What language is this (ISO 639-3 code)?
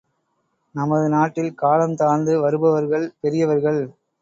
tam